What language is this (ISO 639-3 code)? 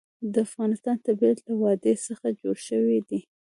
pus